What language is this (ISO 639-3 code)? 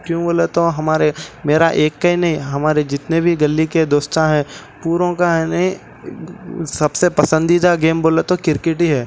urd